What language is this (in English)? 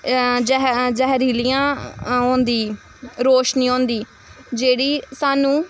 Dogri